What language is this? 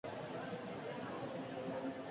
Basque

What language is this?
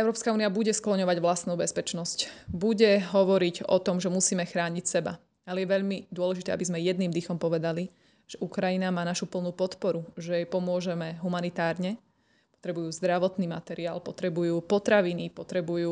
Slovak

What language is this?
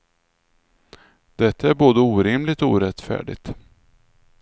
Swedish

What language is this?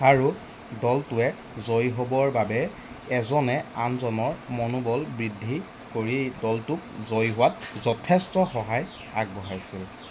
Assamese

